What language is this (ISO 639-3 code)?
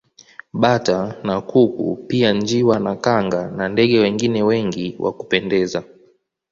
swa